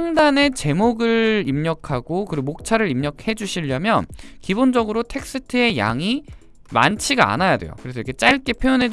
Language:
Korean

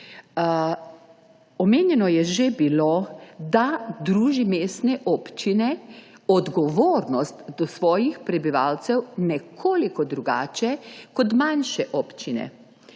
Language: Slovenian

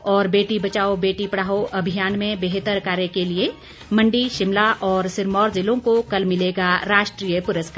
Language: Hindi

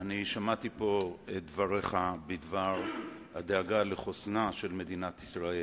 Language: Hebrew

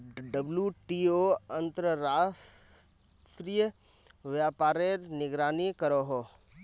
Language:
Magahi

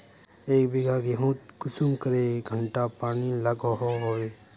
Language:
Magahi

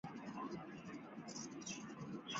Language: Chinese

